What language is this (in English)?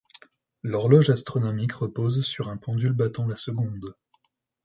French